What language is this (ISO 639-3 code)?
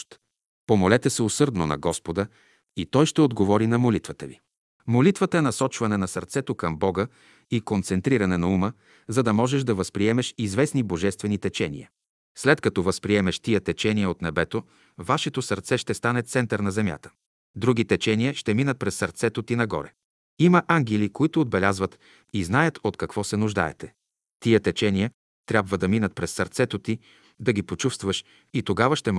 bul